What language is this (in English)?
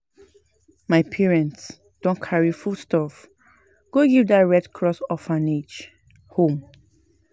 Nigerian Pidgin